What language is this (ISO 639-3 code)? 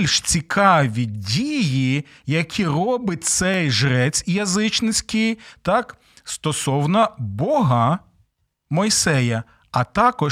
ukr